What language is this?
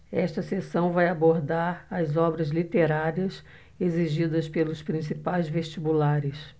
Portuguese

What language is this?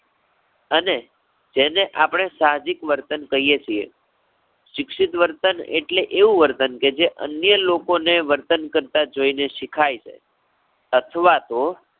Gujarati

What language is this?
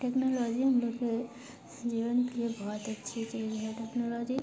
Hindi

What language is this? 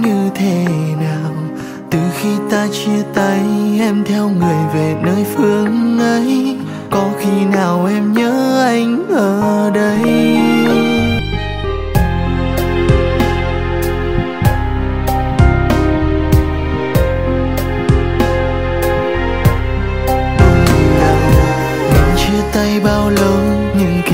Vietnamese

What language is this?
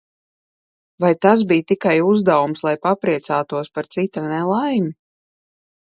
Latvian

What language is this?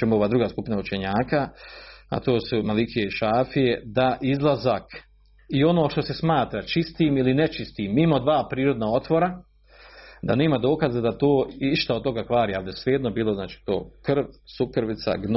Croatian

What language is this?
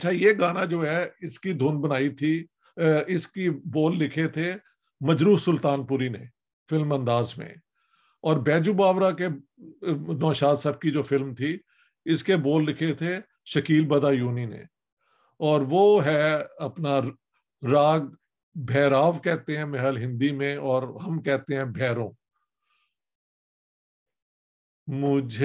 Urdu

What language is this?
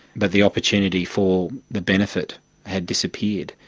English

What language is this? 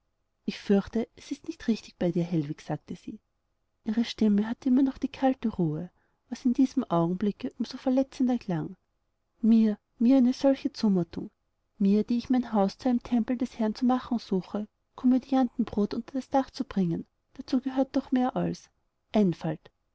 German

